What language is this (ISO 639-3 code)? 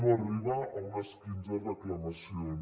cat